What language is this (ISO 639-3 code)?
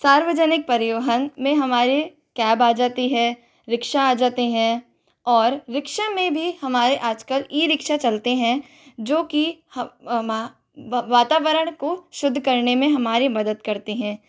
hin